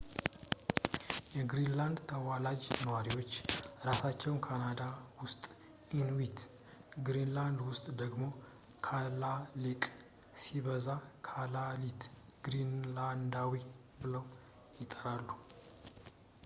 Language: Amharic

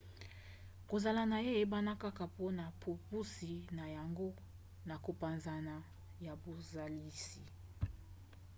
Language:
Lingala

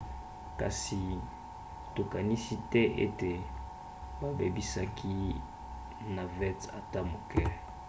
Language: Lingala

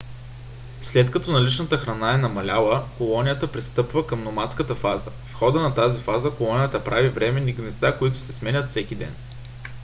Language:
Bulgarian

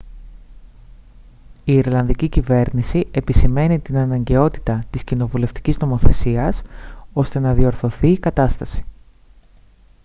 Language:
Greek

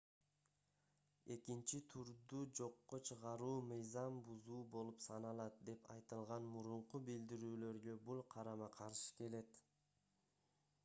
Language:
Kyrgyz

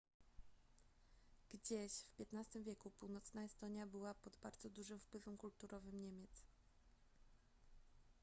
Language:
Polish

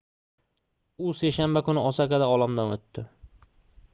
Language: Uzbek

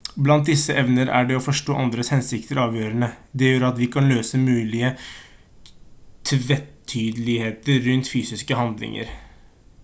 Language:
Norwegian Bokmål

